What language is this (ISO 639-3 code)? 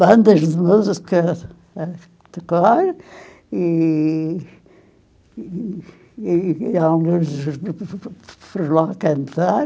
por